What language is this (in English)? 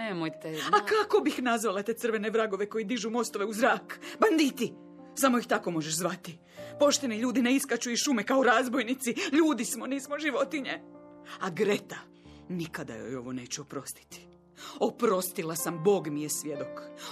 Croatian